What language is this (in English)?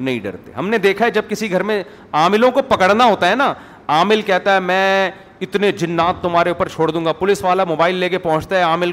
Urdu